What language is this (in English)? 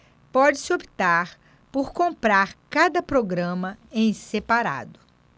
Portuguese